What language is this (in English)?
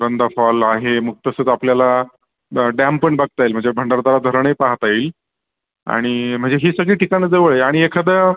Marathi